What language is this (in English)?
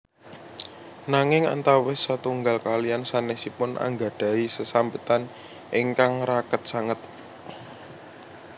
Javanese